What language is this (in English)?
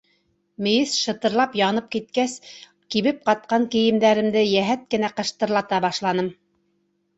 Bashkir